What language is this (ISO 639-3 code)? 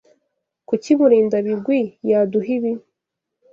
kin